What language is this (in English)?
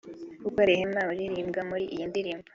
Kinyarwanda